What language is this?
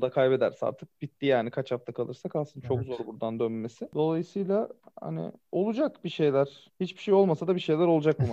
Turkish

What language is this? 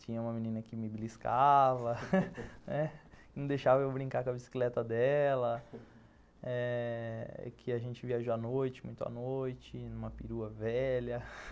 Portuguese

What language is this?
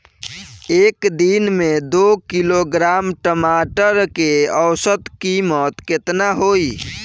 Bhojpuri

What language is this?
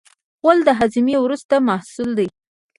Pashto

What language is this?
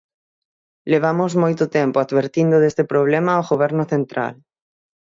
Galician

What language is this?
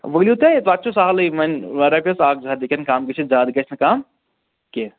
Kashmiri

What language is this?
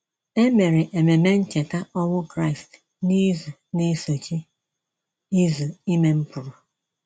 Igbo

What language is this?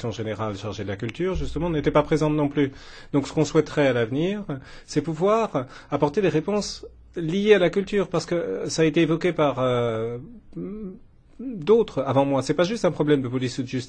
French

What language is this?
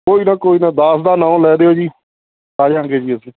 Punjabi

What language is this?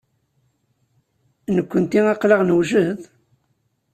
Kabyle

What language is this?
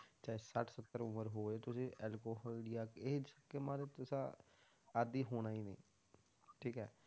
Punjabi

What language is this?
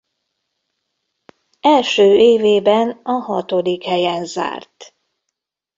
Hungarian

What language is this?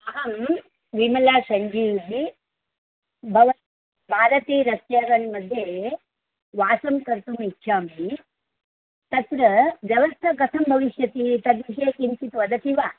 Sanskrit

